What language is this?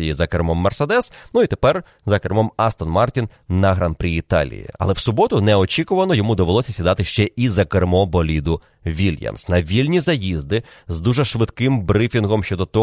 Ukrainian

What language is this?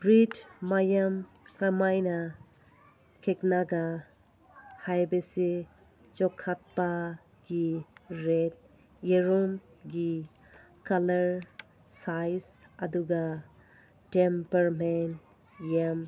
Manipuri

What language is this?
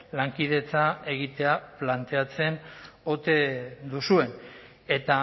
Basque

